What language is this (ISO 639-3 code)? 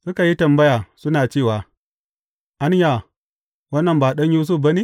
hau